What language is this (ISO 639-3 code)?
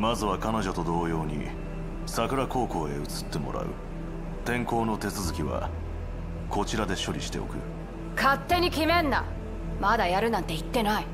jpn